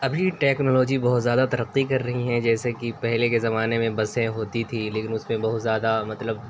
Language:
Urdu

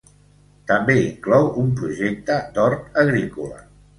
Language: Catalan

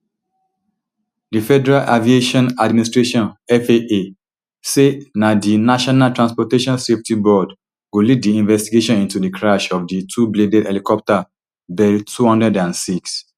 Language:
Nigerian Pidgin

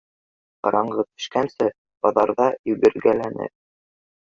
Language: Bashkir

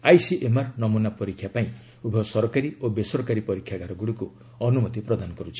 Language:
Odia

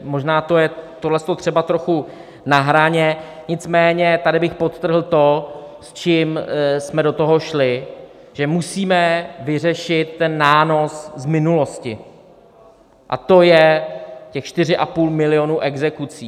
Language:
Czech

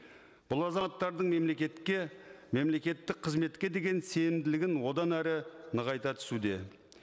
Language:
Kazakh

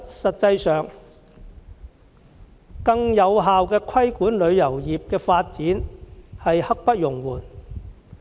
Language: Cantonese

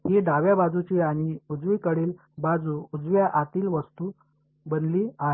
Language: Marathi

